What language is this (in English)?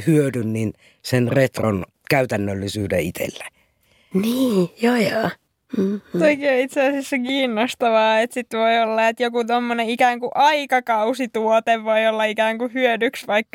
Finnish